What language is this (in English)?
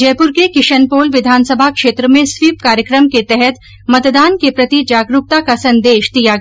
Hindi